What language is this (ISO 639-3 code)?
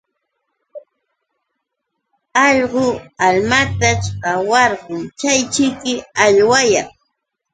qux